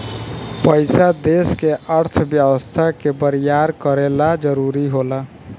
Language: Bhojpuri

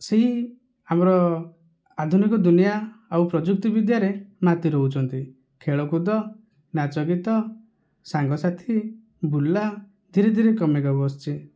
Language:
Odia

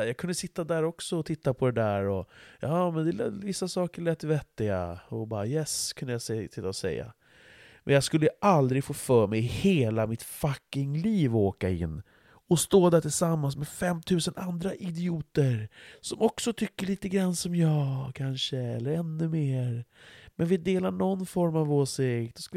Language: Swedish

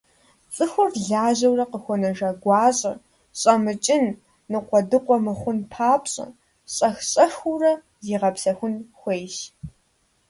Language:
Kabardian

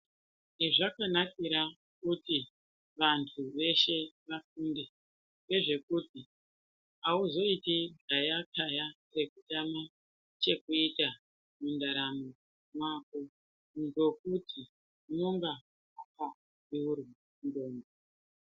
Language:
Ndau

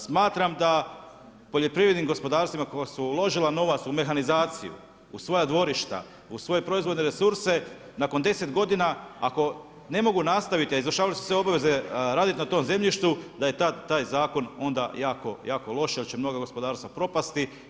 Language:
Croatian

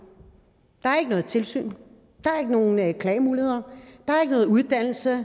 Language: Danish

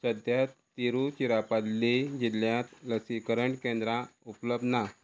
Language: Konkani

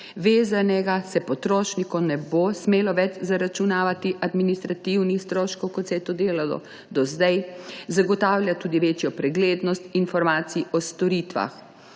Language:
Slovenian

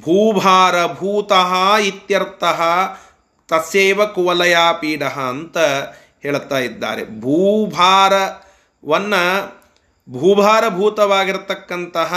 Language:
Kannada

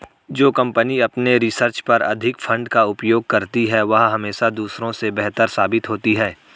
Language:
Hindi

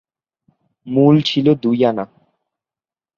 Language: Bangla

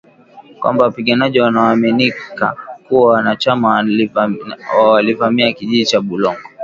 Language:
Swahili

